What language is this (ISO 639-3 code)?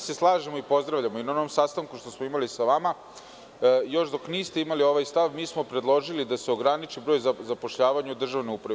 srp